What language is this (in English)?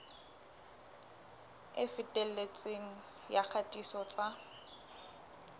Southern Sotho